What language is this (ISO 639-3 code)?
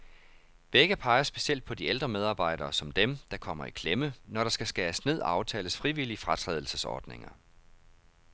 dan